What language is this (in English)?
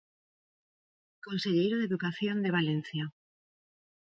Galician